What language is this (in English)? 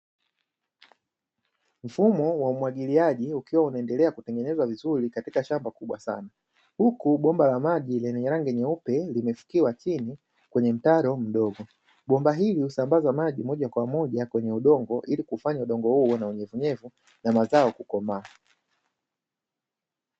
Swahili